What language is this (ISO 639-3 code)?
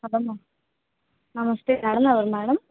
tel